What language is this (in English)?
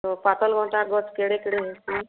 Odia